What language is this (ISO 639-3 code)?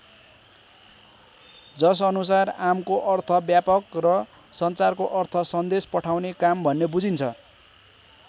nep